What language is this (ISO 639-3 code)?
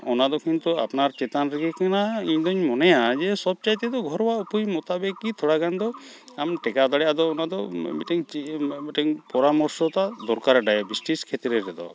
sat